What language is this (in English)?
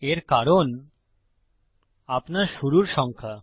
Bangla